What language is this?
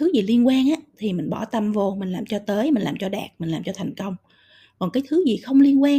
Vietnamese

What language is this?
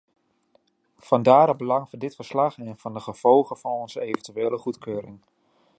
Dutch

